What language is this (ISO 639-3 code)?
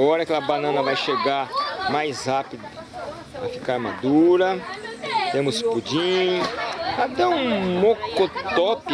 por